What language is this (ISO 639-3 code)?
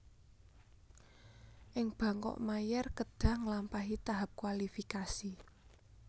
jav